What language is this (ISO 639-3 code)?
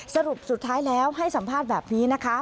tha